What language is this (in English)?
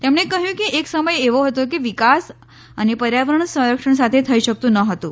Gujarati